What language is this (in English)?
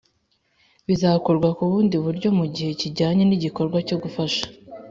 Kinyarwanda